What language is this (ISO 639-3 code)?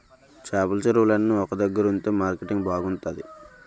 tel